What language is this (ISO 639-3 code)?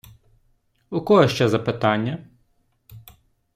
ukr